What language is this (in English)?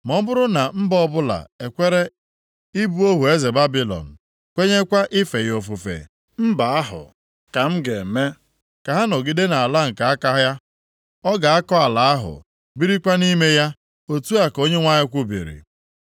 Igbo